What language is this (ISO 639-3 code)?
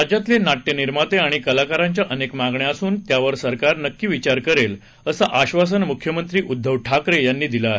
mar